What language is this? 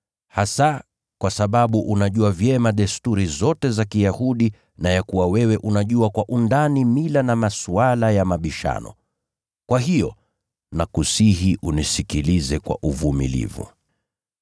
Swahili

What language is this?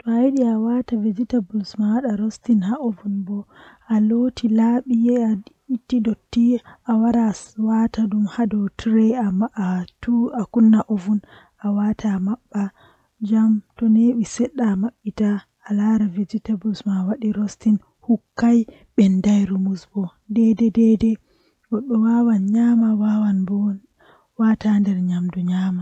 Western Niger Fulfulde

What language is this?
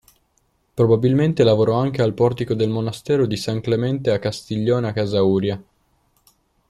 Italian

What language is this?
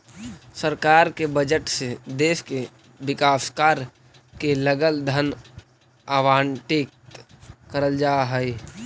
Magahi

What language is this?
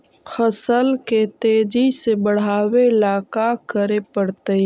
Magahi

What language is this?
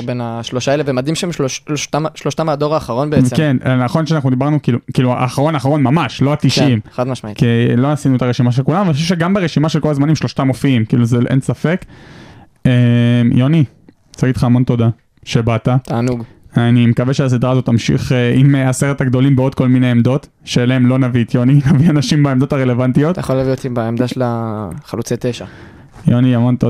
Hebrew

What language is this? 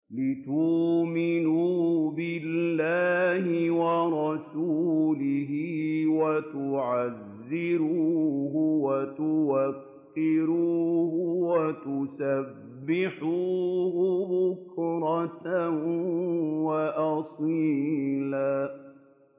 Arabic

